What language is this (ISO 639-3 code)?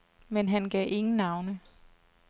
dan